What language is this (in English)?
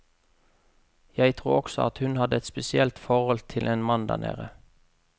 Norwegian